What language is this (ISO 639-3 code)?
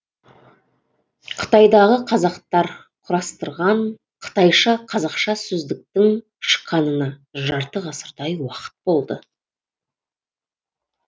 kaz